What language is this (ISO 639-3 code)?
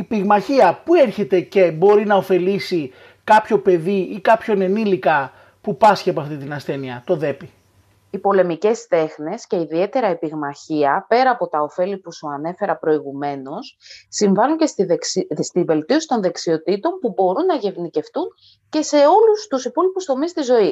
ell